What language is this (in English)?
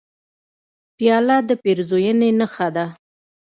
Pashto